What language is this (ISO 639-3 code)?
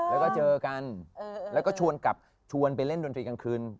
tha